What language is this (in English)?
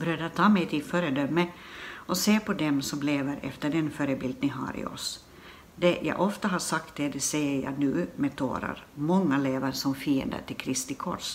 Swedish